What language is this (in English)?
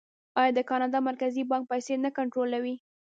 Pashto